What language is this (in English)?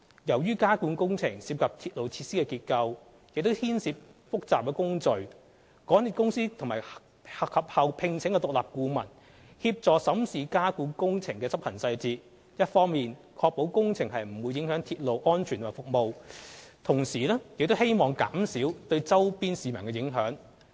Cantonese